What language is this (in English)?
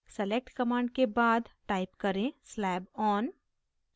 Hindi